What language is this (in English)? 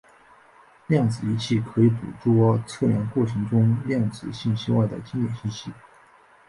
Chinese